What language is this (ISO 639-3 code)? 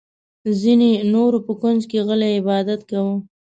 pus